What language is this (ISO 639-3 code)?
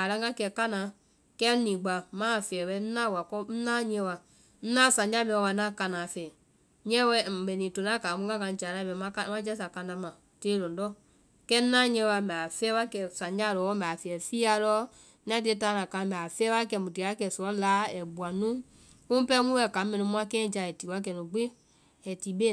vai